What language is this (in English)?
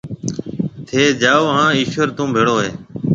Marwari (Pakistan)